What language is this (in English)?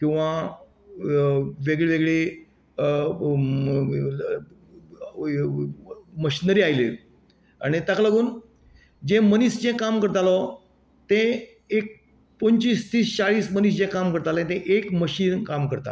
Konkani